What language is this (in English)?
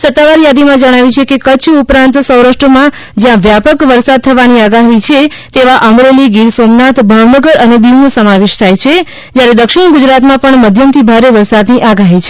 Gujarati